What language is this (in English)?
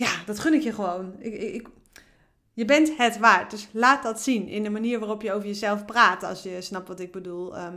Dutch